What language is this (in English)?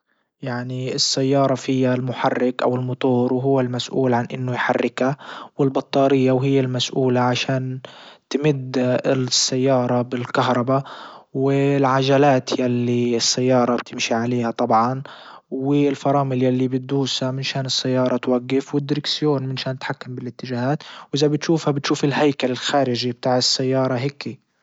Libyan Arabic